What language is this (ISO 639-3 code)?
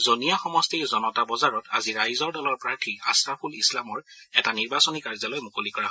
asm